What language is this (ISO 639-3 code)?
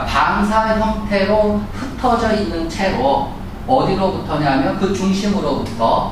kor